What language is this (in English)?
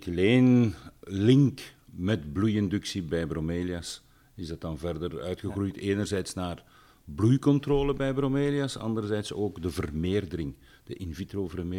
Dutch